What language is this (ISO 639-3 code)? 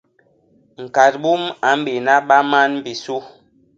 bas